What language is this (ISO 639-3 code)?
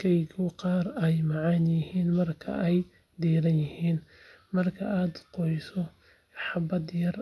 som